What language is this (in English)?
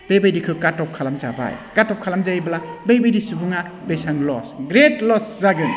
Bodo